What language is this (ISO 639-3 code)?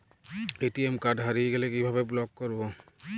ben